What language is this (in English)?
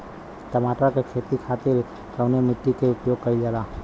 Bhojpuri